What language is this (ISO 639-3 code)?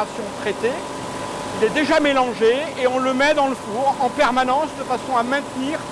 fra